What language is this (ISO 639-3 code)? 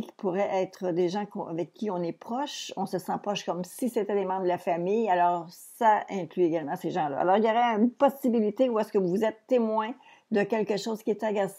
fra